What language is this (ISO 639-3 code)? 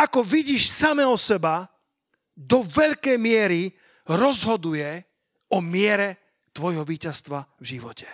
slk